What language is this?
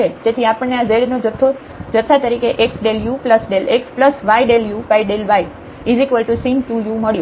Gujarati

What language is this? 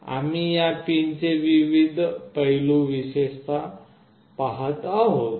Marathi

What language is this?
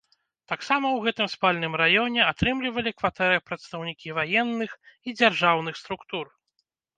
Belarusian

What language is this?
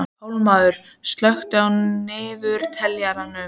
Icelandic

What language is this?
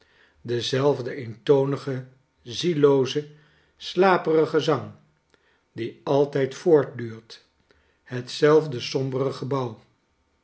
Dutch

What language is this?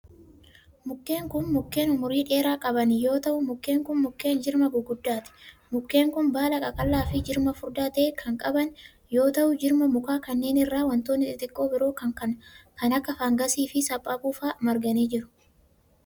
Oromo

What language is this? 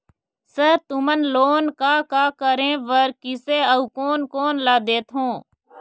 Chhattisgarhi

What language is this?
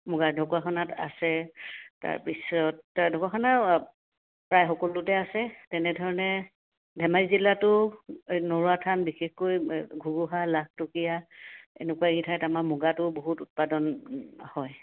Assamese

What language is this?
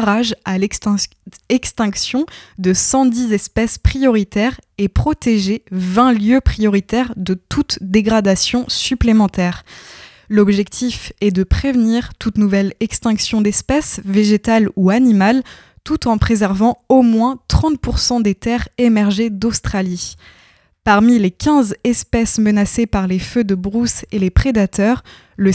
French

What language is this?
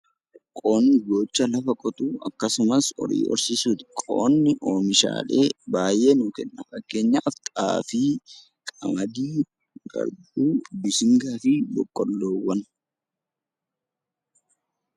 Oromo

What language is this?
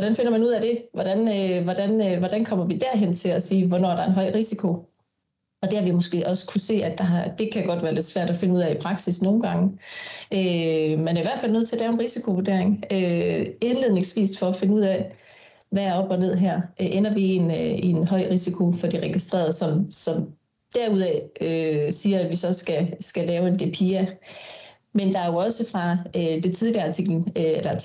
Danish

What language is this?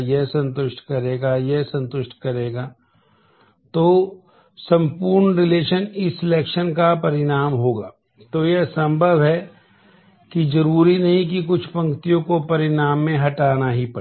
Hindi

